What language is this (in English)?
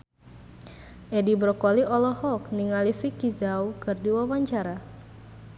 Sundanese